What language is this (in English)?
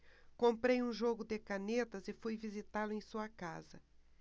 Portuguese